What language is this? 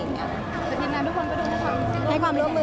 Thai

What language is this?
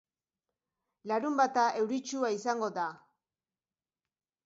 Basque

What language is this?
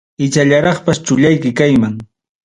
Ayacucho Quechua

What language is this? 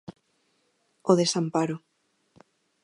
Galician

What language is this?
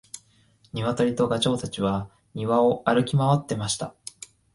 Japanese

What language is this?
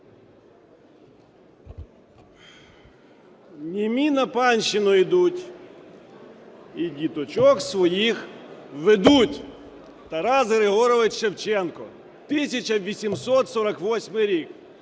Ukrainian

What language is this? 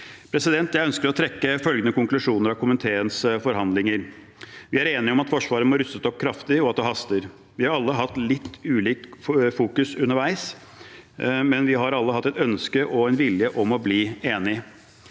Norwegian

